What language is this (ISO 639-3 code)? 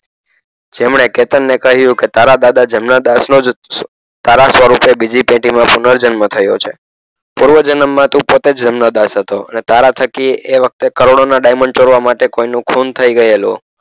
guj